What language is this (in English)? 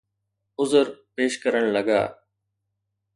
Sindhi